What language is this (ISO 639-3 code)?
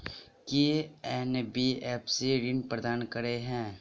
mai